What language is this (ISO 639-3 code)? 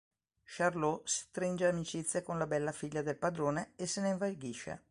ita